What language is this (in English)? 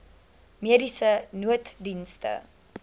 Afrikaans